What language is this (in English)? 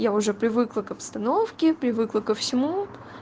Russian